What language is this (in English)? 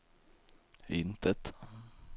Swedish